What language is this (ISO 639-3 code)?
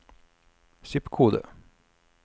nor